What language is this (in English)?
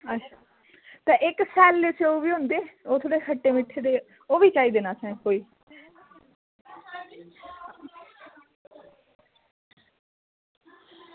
Dogri